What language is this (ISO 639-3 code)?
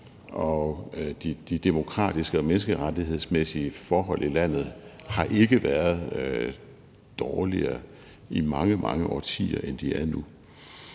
dan